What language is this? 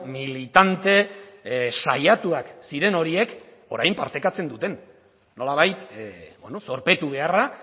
Basque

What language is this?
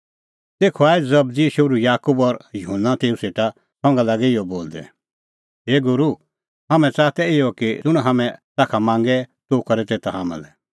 Kullu Pahari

